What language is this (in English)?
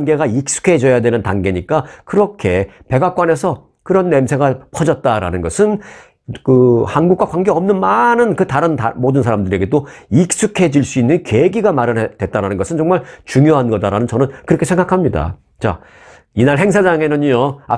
Korean